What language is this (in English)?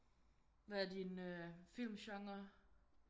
Danish